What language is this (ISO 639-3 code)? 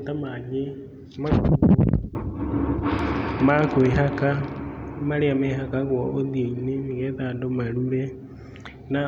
kik